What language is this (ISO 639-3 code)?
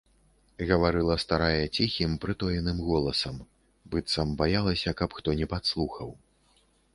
bel